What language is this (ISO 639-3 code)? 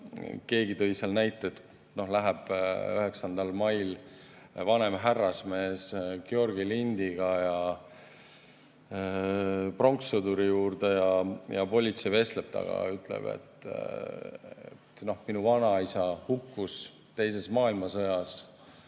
est